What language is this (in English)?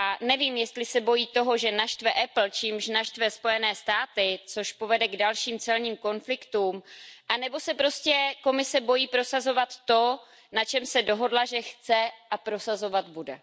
Czech